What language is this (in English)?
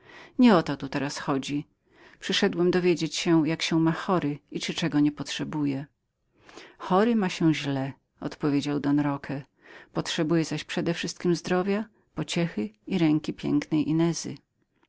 Polish